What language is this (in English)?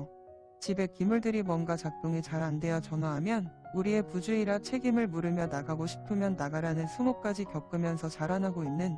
Korean